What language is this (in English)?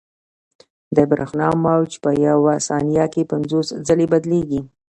Pashto